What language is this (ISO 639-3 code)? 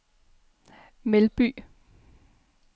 dan